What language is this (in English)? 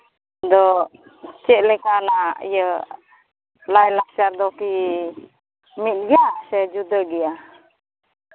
Santali